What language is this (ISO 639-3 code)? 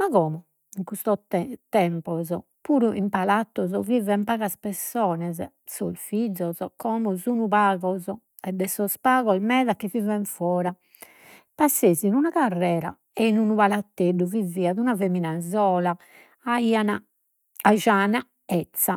srd